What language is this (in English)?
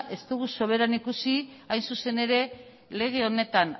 Basque